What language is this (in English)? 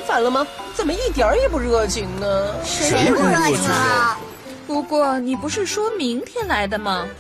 Chinese